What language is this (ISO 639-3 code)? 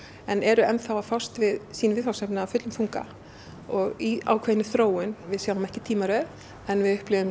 isl